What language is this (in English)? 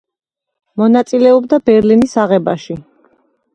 Georgian